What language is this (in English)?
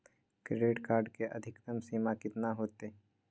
Magahi